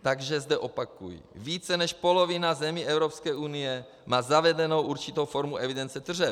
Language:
Czech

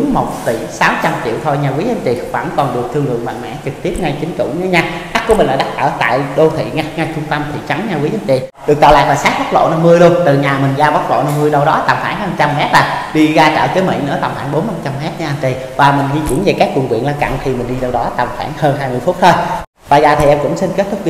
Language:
Vietnamese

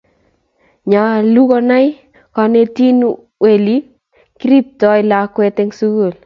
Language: Kalenjin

